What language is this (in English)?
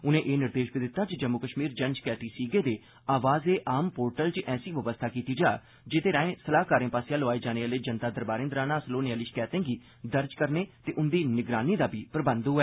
Dogri